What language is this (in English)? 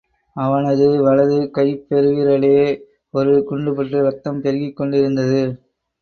Tamil